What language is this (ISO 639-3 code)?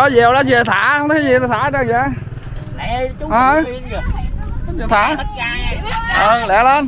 vie